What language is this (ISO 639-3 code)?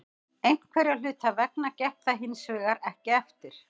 isl